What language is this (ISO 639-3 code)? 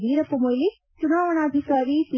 kan